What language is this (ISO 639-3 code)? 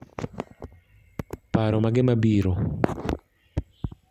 luo